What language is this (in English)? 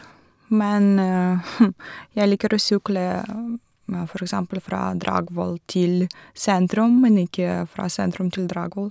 Norwegian